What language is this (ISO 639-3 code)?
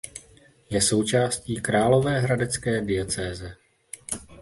ces